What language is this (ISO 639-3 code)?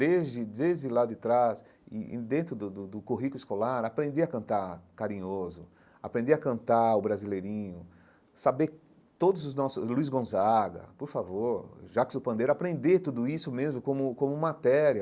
por